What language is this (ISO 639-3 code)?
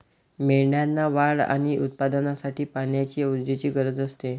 mar